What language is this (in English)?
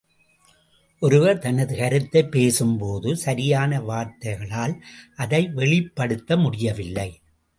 Tamil